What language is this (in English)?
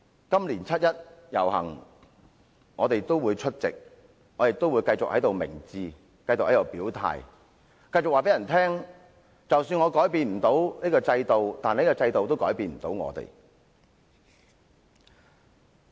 Cantonese